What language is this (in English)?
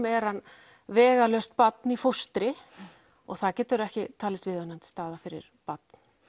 Icelandic